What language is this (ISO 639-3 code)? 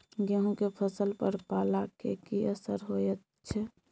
mai